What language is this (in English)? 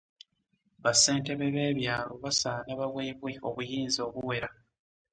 Ganda